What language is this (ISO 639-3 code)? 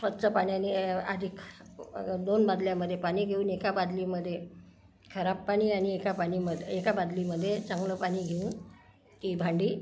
mar